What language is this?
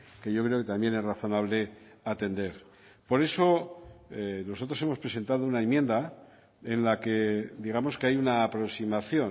Spanish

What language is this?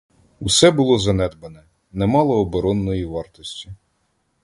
Ukrainian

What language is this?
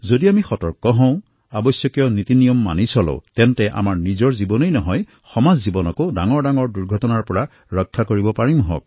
Assamese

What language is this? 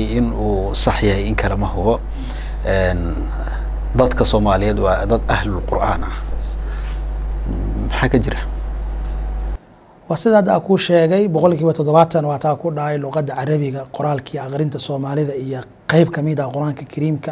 Arabic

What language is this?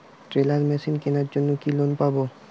Bangla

